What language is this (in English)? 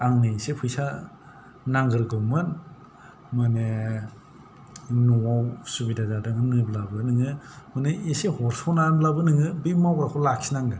Bodo